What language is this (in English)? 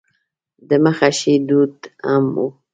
Pashto